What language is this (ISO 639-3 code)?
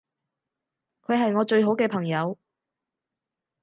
yue